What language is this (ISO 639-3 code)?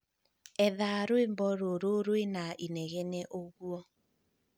kik